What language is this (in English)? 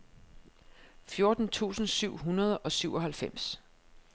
Danish